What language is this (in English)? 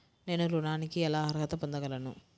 Telugu